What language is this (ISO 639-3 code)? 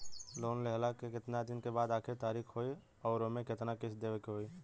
bho